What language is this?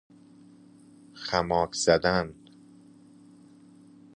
Persian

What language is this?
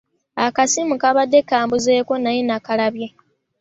Ganda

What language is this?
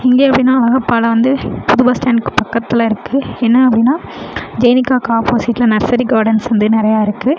Tamil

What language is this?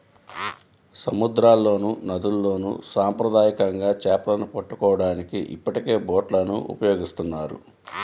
Telugu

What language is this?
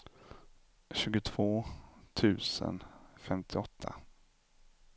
Swedish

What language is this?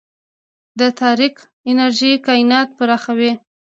Pashto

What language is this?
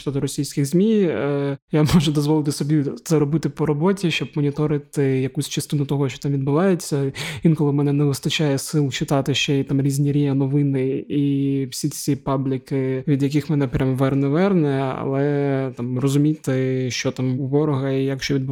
Ukrainian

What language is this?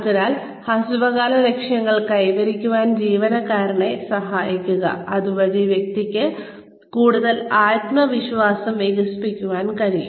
Malayalam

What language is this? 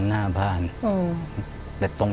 Thai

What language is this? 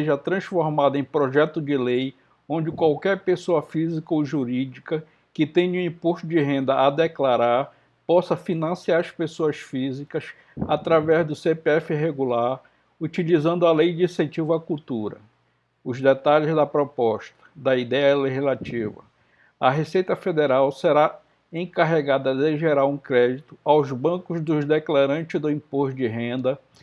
Portuguese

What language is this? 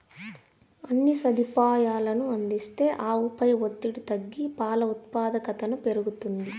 Telugu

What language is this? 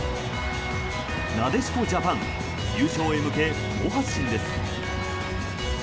Japanese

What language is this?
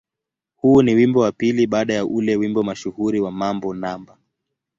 Swahili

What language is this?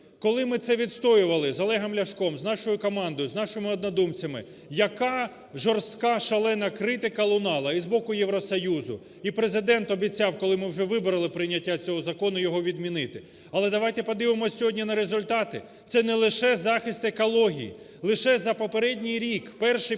Ukrainian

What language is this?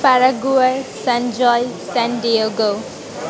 Gujarati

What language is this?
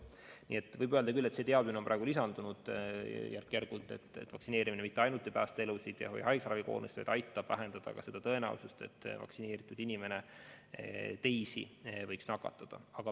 Estonian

